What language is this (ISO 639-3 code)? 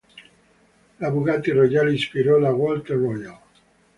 ita